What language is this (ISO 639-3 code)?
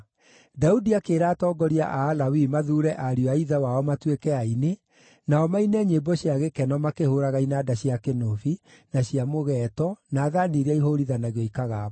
kik